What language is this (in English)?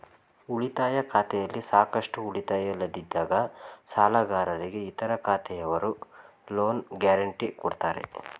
Kannada